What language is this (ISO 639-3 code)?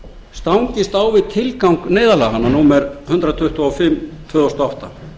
isl